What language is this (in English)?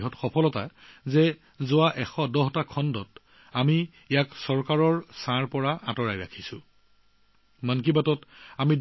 Assamese